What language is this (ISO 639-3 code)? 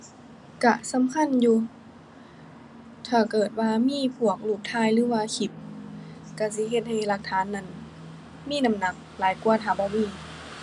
tha